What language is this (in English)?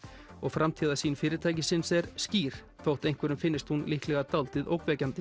Icelandic